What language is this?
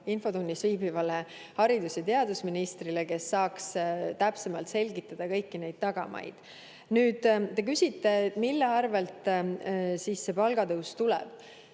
Estonian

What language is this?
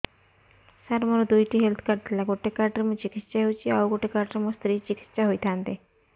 Odia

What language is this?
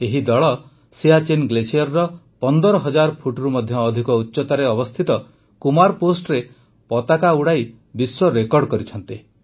Odia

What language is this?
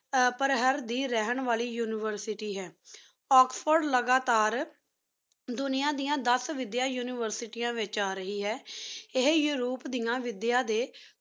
Punjabi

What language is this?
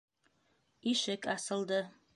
Bashkir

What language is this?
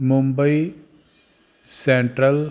Punjabi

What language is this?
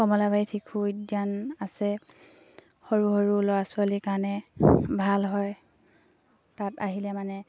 Assamese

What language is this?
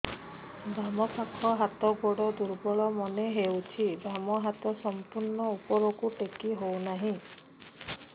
Odia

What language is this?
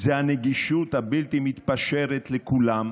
Hebrew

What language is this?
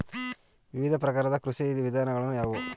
Kannada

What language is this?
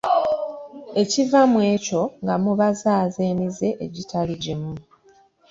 Ganda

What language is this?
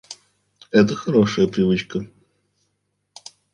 Russian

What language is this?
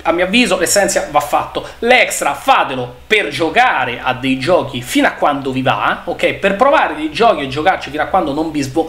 Italian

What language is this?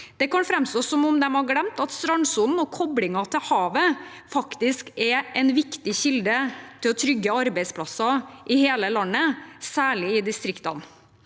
Norwegian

